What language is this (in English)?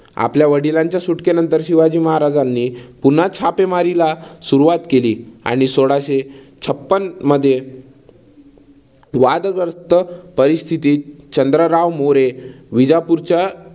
Marathi